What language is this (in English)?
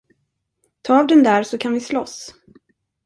Swedish